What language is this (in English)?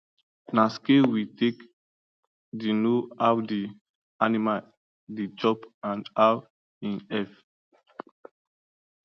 Nigerian Pidgin